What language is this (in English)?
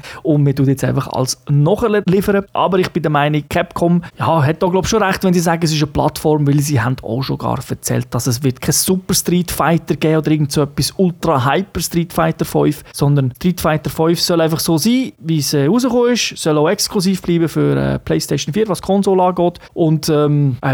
German